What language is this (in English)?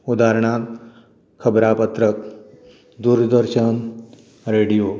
Konkani